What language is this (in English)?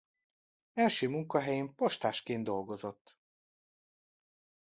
Hungarian